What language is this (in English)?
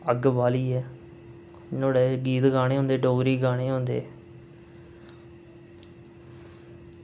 Dogri